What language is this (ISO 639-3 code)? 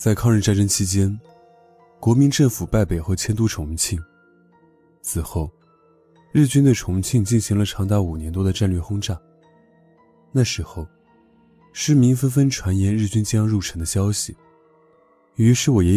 zho